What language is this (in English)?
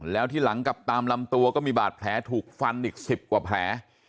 Thai